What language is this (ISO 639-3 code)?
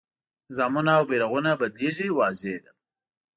pus